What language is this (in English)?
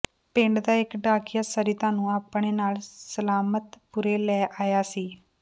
Punjabi